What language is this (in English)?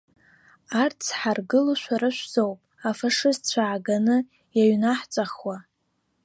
Abkhazian